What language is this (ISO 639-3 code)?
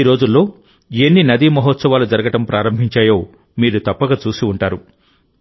tel